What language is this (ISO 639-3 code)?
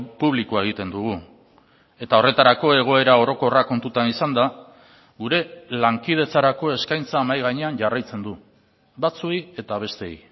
eus